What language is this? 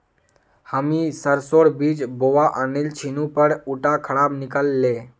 Magahi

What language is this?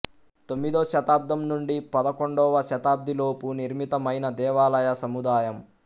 Telugu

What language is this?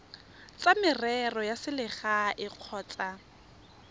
Tswana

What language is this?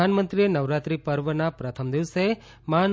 Gujarati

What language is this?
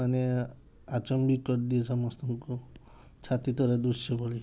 Odia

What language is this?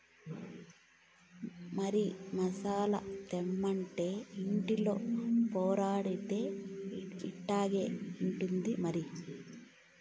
Telugu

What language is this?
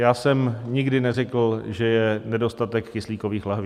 Czech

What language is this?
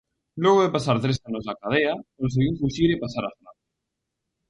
Galician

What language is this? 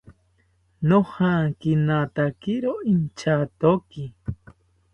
South Ucayali Ashéninka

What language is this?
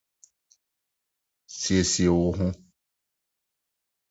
Akan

